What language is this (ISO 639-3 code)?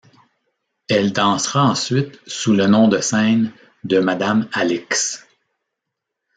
fra